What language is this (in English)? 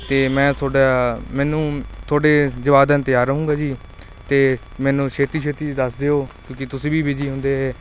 Punjabi